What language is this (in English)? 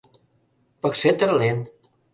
Mari